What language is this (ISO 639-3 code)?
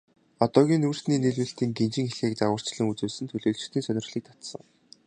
mon